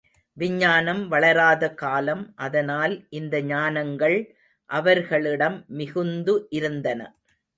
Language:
Tamil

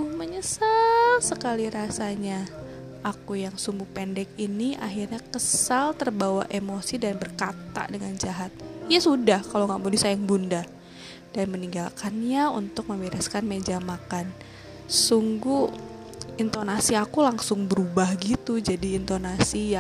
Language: Indonesian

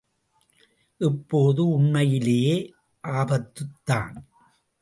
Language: Tamil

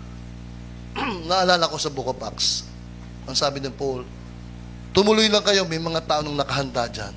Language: Filipino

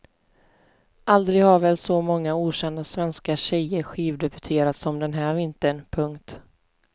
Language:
Swedish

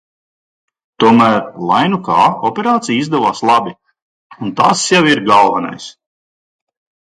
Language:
Latvian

